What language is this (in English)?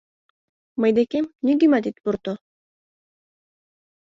Mari